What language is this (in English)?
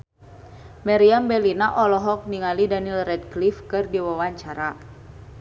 Sundanese